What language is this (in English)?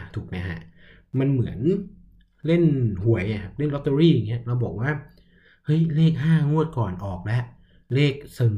Thai